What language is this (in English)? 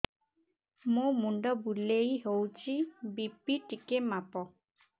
Odia